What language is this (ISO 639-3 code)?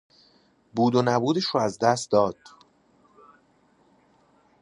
fas